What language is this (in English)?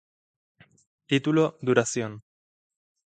Spanish